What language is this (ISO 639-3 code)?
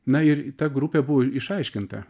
lit